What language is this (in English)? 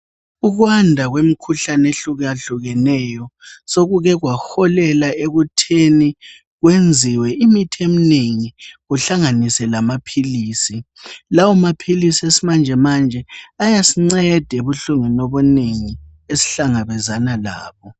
North Ndebele